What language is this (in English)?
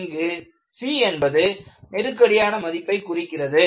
Tamil